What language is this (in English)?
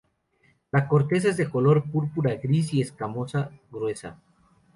Spanish